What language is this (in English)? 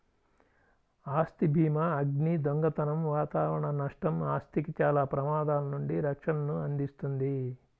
Telugu